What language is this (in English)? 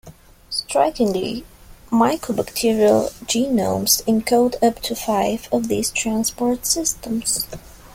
English